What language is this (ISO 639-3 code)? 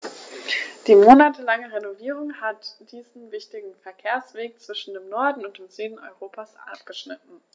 deu